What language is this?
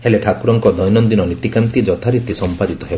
Odia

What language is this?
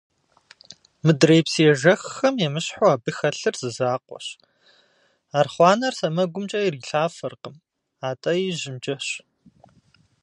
Kabardian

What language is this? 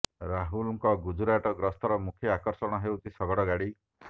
Odia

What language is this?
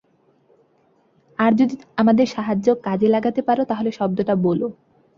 Bangla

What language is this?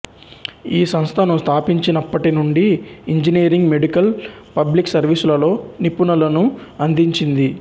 Telugu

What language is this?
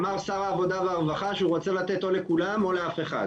Hebrew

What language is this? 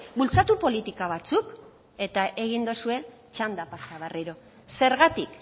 Basque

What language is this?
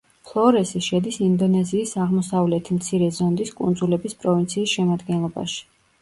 Georgian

